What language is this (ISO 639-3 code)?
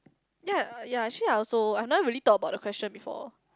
eng